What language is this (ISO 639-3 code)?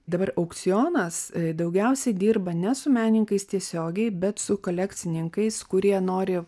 lit